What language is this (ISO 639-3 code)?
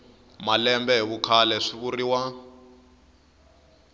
tso